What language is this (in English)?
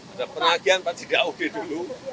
Indonesian